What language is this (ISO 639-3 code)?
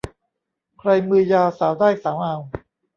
tha